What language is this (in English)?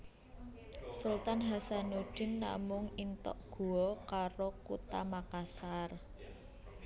Javanese